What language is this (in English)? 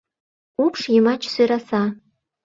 Mari